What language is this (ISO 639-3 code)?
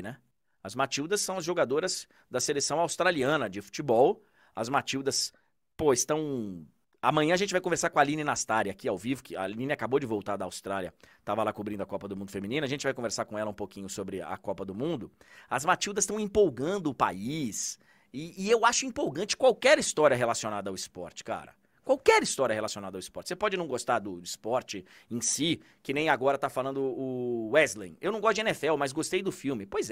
por